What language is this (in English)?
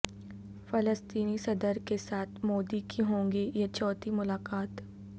Urdu